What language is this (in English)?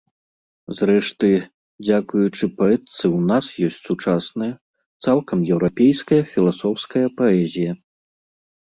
Belarusian